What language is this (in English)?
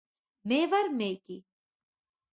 Georgian